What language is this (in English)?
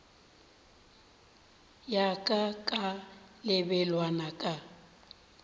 Northern Sotho